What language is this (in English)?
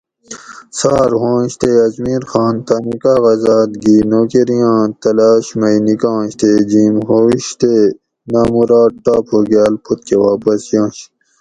Gawri